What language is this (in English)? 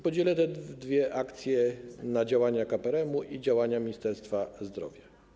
Polish